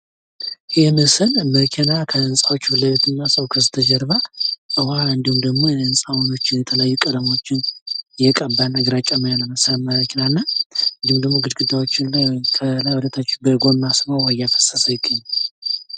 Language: Amharic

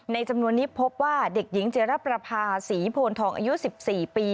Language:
Thai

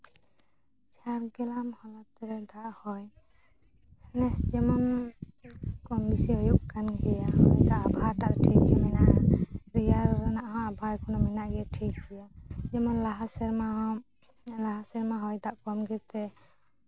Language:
Santali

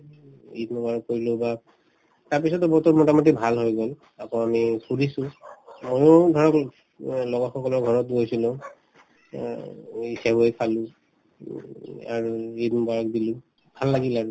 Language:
Assamese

